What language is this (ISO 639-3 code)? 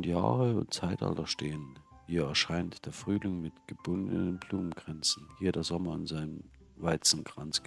deu